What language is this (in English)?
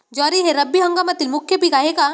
Marathi